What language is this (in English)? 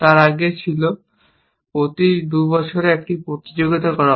Bangla